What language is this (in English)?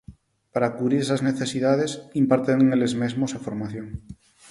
Galician